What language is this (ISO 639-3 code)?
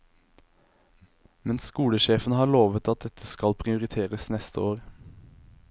nor